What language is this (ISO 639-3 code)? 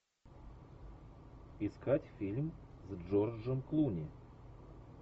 rus